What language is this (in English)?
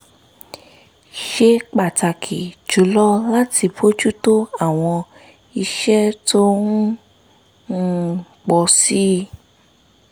Yoruba